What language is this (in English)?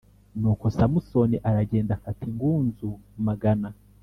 Kinyarwanda